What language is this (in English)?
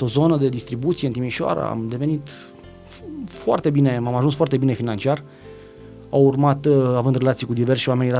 Romanian